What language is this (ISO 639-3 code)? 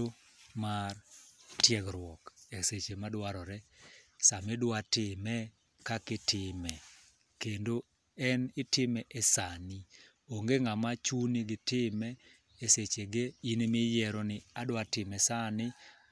luo